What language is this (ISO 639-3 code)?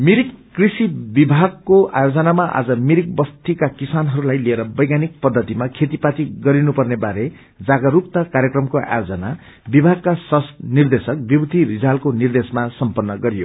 nep